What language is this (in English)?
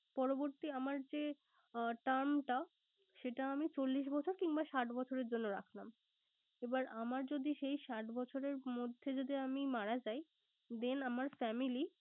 Bangla